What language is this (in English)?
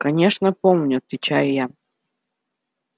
Russian